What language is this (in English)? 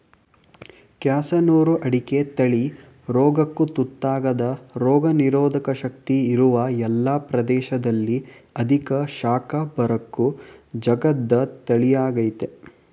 Kannada